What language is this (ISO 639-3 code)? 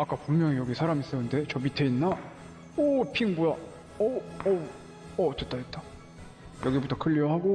kor